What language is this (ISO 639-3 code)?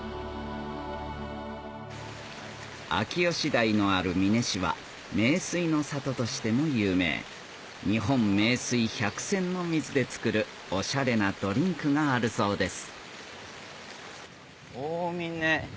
jpn